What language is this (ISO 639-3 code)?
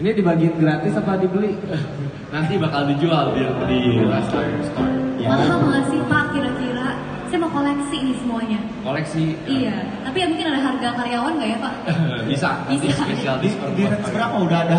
ind